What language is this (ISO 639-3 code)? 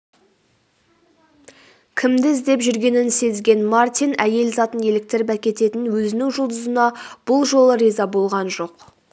kaz